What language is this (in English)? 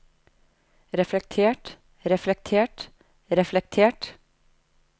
Norwegian